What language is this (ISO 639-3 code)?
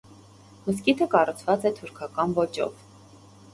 hye